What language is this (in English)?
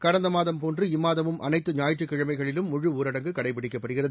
Tamil